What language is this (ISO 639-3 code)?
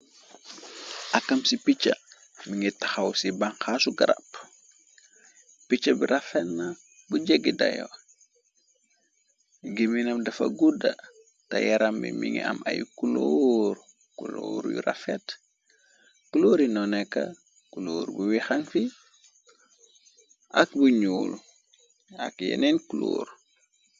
wol